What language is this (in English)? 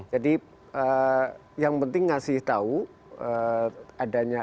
Indonesian